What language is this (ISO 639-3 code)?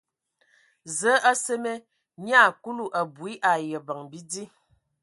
ewo